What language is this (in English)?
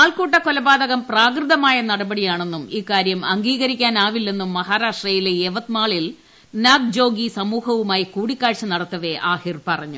Malayalam